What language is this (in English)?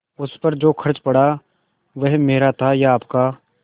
Hindi